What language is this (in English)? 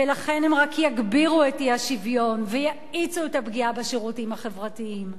Hebrew